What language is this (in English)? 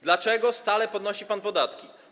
Polish